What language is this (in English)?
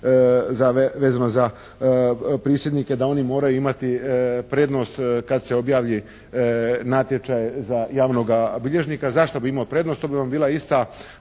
Croatian